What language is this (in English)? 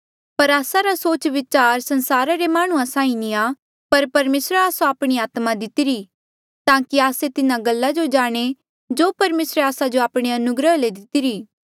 Mandeali